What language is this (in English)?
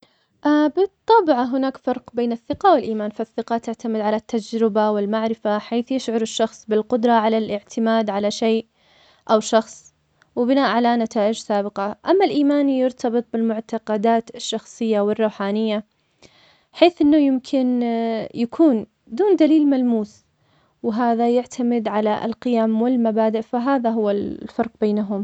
Omani Arabic